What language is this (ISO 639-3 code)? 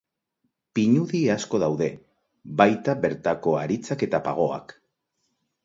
eus